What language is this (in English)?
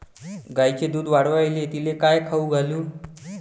Marathi